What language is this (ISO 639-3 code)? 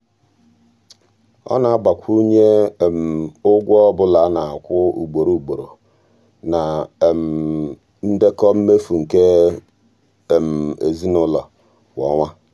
ibo